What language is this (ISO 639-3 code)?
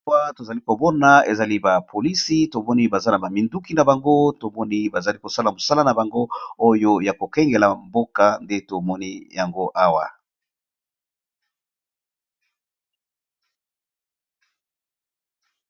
lin